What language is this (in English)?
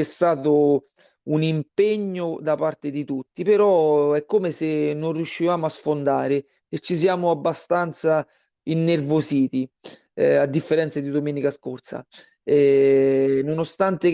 Italian